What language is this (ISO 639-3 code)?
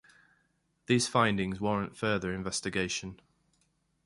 eng